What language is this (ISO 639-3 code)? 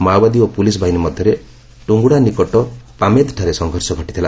ori